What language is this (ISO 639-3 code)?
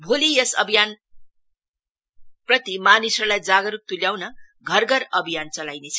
nep